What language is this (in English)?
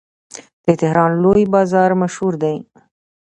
Pashto